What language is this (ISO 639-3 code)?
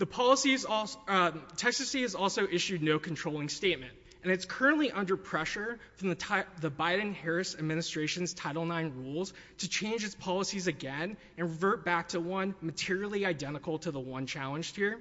eng